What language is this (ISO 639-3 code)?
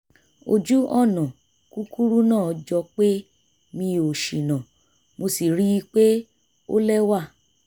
yor